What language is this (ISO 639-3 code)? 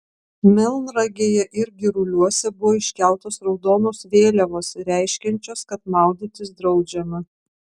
lit